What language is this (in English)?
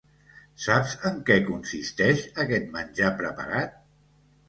Catalan